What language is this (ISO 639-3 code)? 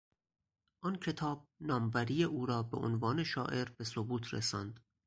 fas